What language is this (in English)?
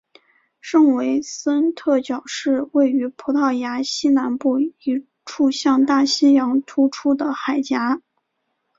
Chinese